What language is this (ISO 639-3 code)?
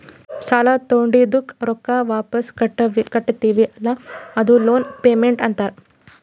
kan